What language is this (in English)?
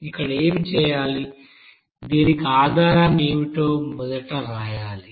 Telugu